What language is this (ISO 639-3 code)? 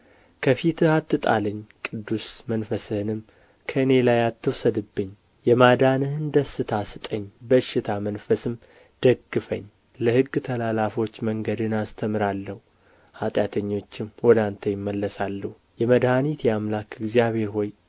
amh